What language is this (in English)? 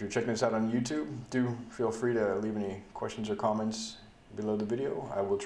English